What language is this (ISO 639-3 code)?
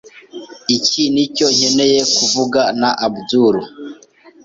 kin